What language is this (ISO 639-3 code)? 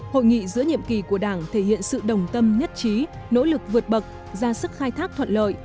vie